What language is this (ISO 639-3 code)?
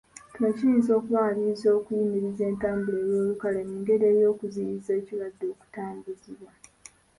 lug